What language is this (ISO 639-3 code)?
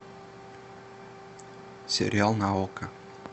rus